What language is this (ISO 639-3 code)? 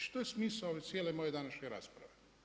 hrv